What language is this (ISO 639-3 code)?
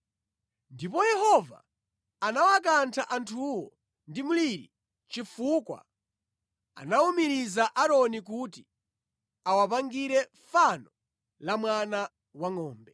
nya